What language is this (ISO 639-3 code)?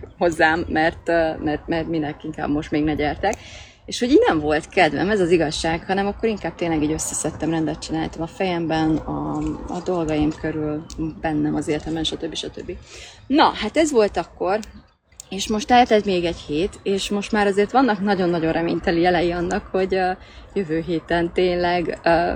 hun